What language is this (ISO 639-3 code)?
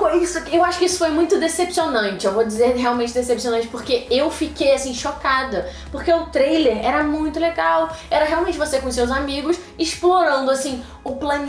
por